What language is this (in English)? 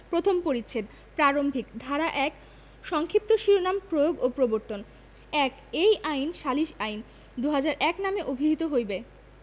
Bangla